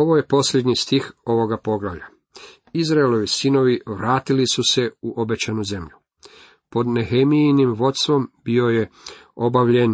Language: Croatian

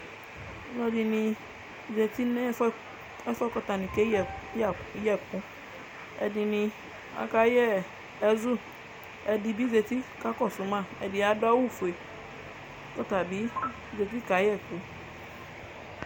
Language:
Ikposo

